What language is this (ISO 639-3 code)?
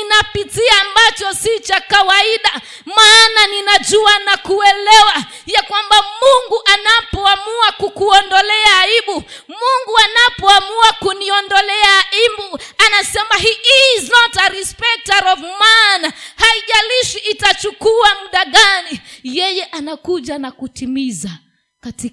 swa